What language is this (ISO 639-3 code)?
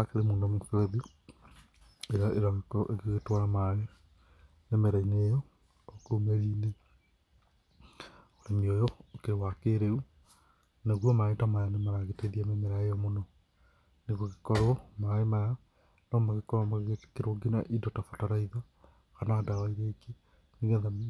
kik